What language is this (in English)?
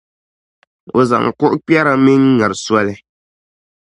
Dagbani